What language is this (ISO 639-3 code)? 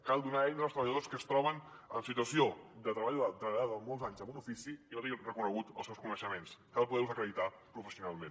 cat